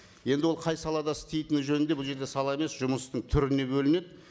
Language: Kazakh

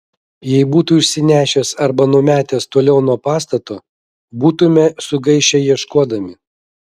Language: Lithuanian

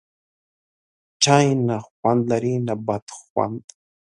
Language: Pashto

